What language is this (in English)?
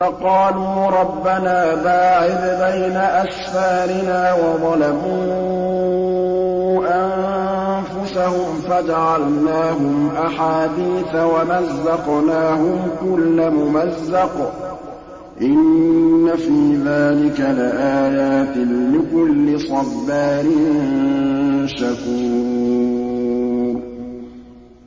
Arabic